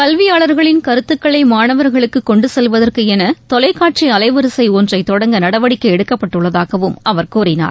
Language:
Tamil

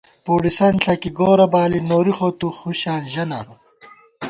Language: Gawar-Bati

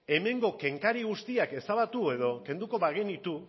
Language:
Basque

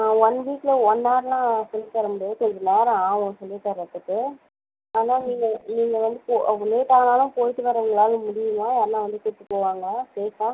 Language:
Tamil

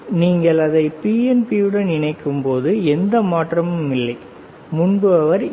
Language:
Tamil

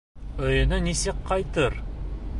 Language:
Bashkir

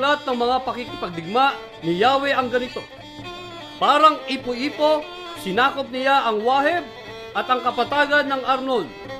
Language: Filipino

